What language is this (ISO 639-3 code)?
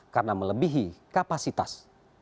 ind